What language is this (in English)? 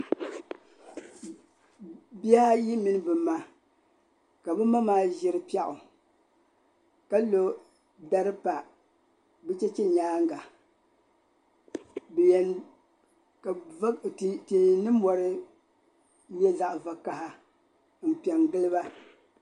Dagbani